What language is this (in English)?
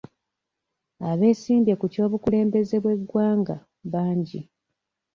Ganda